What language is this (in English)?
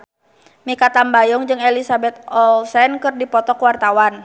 Sundanese